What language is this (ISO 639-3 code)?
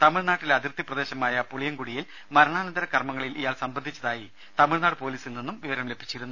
mal